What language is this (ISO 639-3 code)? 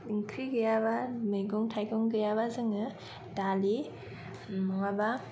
brx